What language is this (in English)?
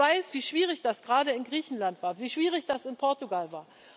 German